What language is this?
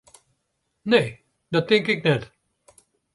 Western Frisian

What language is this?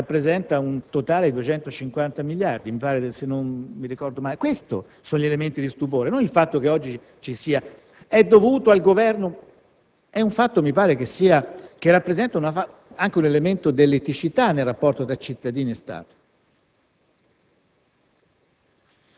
Italian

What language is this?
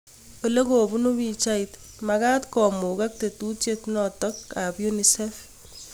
Kalenjin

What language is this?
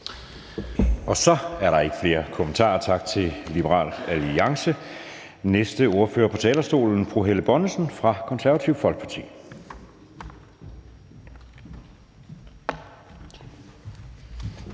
Danish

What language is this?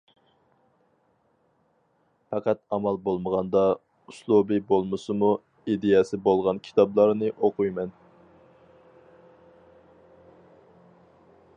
Uyghur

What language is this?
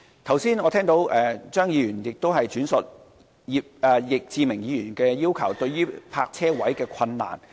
Cantonese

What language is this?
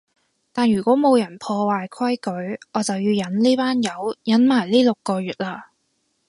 Cantonese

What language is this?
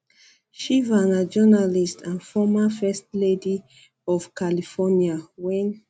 Nigerian Pidgin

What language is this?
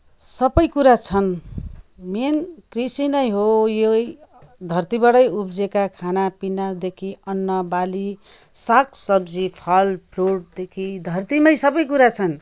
Nepali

